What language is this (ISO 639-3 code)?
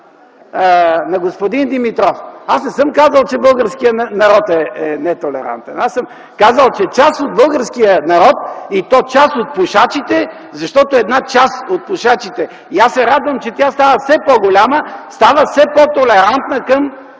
bul